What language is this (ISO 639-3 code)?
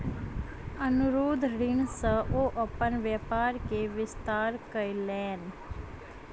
mai